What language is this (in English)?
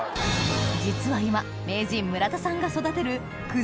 Japanese